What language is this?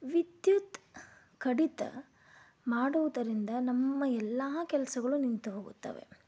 Kannada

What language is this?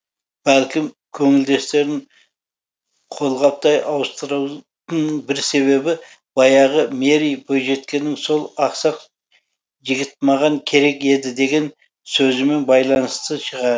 Kazakh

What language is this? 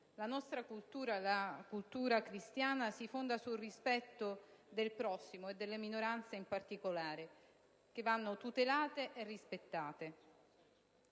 Italian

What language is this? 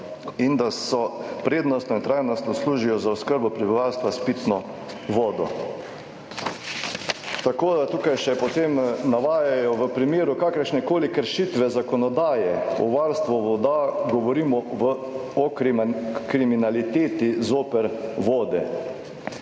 Slovenian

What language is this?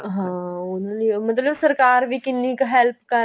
Punjabi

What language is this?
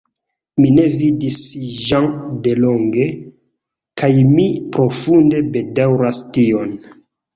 Esperanto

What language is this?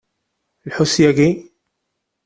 Kabyle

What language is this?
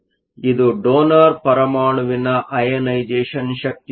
Kannada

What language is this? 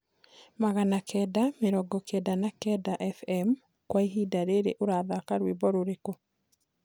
Kikuyu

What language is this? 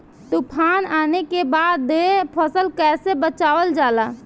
Bhojpuri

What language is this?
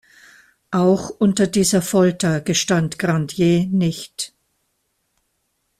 German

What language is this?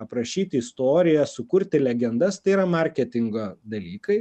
Lithuanian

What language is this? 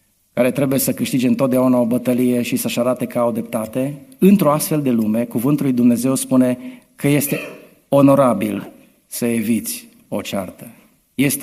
Romanian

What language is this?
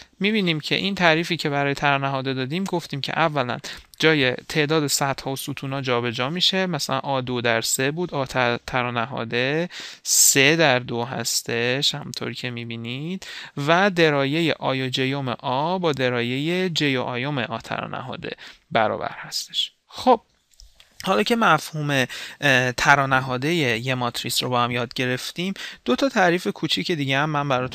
Persian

